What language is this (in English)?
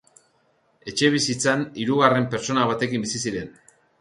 Basque